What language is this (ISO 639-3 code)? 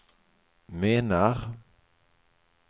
swe